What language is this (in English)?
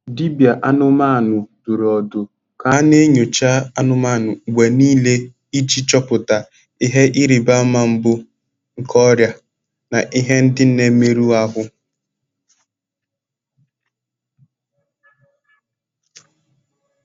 Igbo